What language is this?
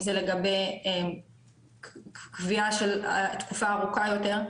Hebrew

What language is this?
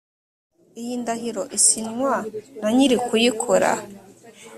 Kinyarwanda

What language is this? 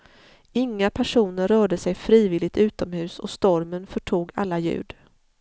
Swedish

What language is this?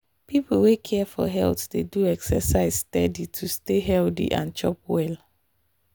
Nigerian Pidgin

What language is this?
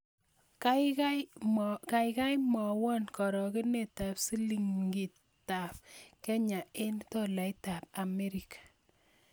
Kalenjin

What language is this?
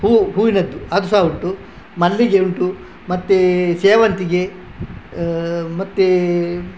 Kannada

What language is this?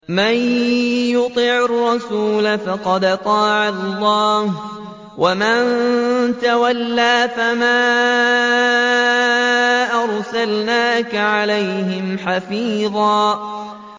Arabic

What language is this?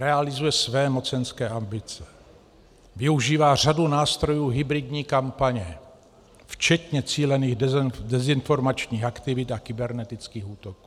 Czech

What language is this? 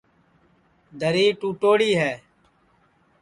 Sansi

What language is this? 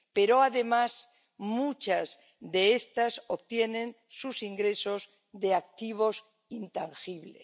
Spanish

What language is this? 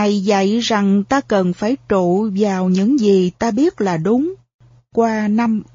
Vietnamese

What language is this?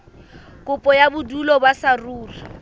Southern Sotho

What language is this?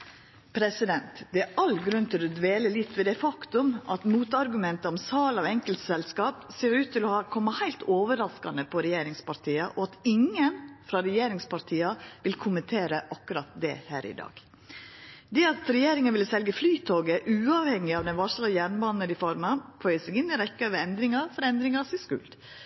Norwegian Nynorsk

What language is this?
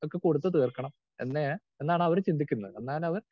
Malayalam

